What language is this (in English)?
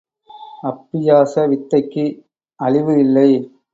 Tamil